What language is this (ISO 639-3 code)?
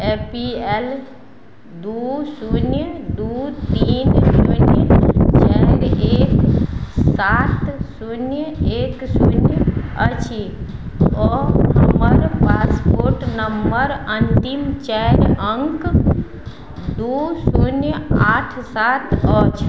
mai